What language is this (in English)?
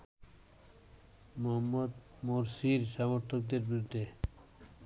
Bangla